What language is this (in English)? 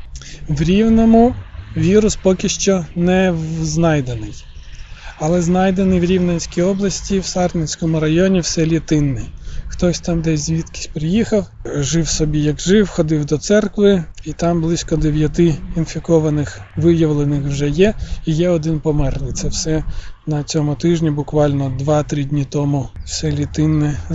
Ukrainian